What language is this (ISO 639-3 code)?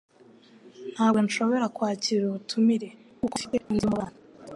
kin